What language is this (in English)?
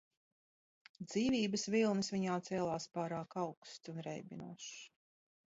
Latvian